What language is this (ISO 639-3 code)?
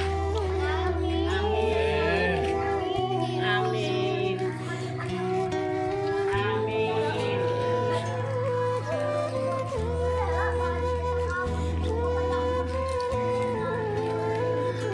ind